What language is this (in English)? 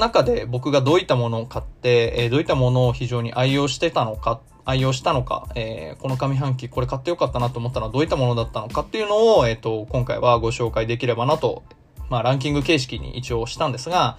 Japanese